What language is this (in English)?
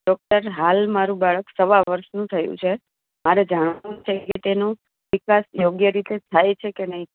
Gujarati